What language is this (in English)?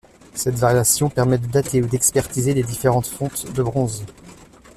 French